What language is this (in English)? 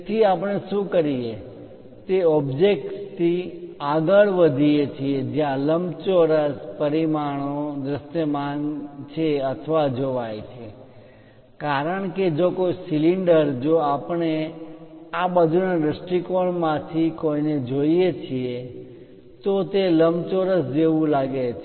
Gujarati